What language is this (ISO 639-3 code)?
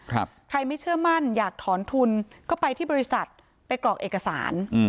tha